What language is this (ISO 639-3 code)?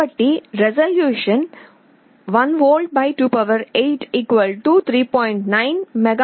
tel